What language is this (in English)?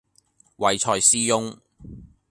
Cantonese